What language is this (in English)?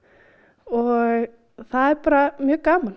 Icelandic